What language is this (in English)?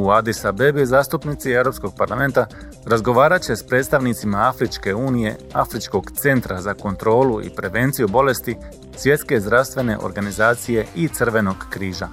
Croatian